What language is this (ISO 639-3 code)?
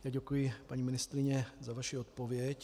ces